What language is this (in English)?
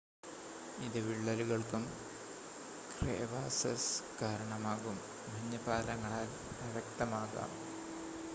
Malayalam